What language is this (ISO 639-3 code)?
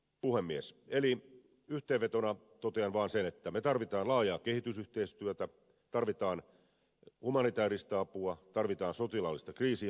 fin